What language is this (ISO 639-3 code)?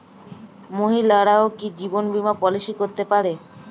ben